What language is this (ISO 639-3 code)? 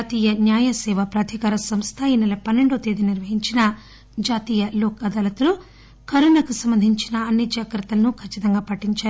tel